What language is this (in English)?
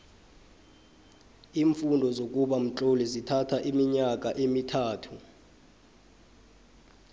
South Ndebele